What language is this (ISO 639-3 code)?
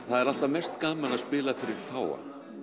isl